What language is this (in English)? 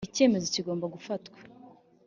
Kinyarwanda